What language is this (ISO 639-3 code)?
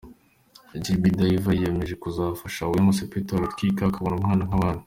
kin